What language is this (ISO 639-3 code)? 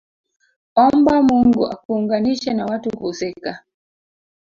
swa